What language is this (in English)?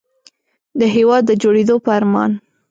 Pashto